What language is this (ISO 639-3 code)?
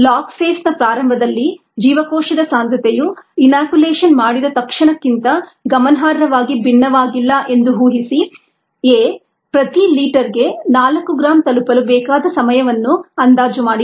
kan